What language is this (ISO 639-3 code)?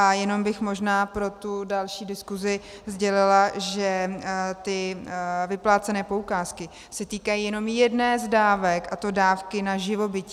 ces